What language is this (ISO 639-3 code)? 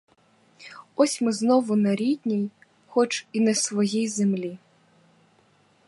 ukr